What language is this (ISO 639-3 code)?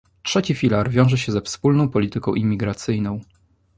pol